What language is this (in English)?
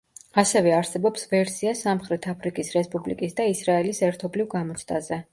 Georgian